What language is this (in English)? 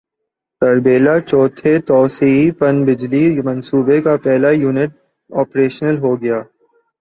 Urdu